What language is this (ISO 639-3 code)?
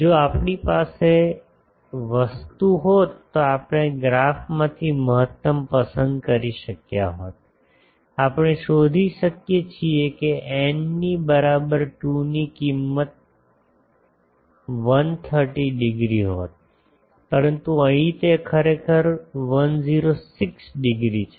guj